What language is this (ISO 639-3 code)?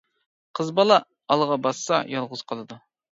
uig